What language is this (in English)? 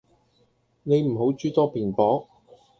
Cantonese